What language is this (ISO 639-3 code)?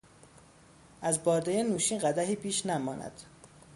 fas